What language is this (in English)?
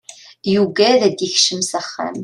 Kabyle